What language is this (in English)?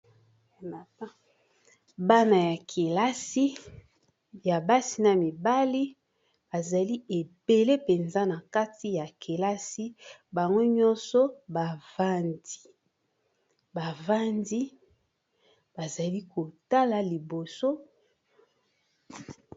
Lingala